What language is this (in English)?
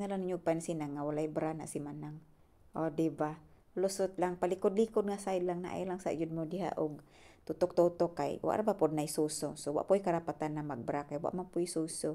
Filipino